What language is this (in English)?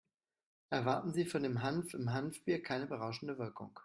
German